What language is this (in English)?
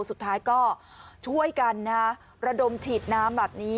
Thai